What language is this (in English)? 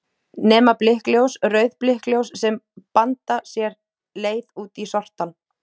Icelandic